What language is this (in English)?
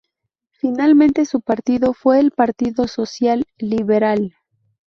Spanish